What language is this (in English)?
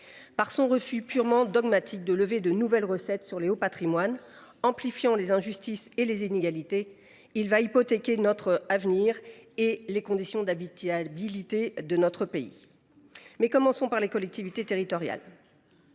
French